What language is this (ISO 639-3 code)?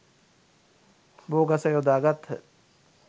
sin